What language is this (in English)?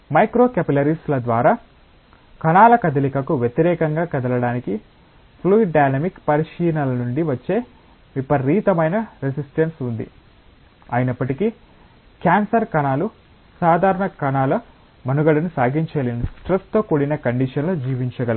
Telugu